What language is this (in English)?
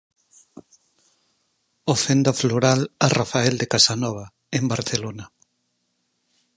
Galician